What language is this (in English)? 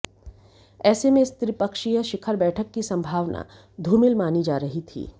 Hindi